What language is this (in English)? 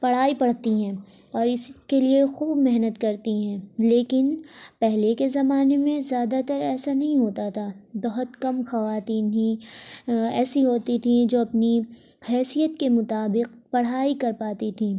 Urdu